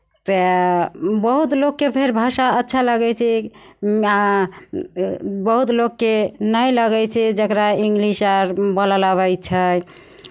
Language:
Maithili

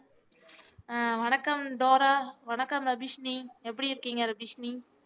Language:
Tamil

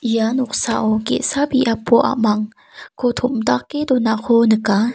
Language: Garo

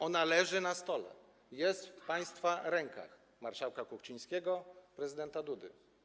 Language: Polish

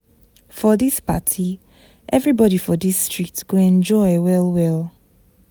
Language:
Nigerian Pidgin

